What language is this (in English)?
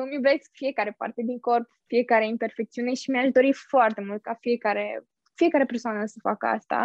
Romanian